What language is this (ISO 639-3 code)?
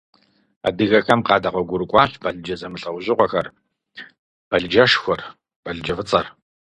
kbd